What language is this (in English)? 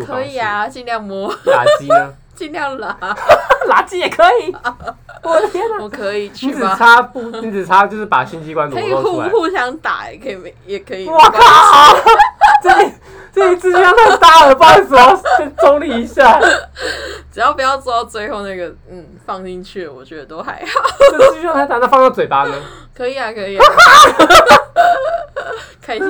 Chinese